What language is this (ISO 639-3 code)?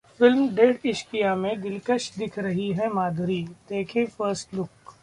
hin